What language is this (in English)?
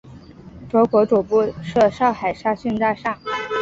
Chinese